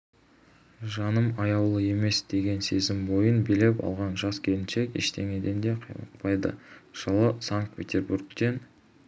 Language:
Kazakh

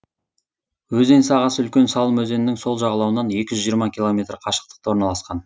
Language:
Kazakh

